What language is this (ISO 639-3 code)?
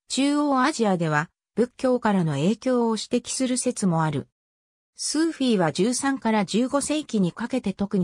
jpn